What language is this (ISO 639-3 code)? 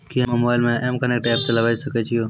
mai